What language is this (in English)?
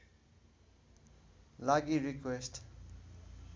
Nepali